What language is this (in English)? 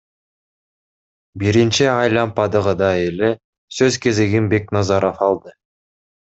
Kyrgyz